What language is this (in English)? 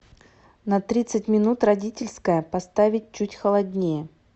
Russian